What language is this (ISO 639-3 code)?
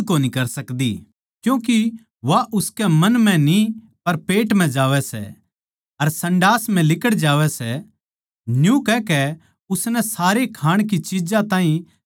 bgc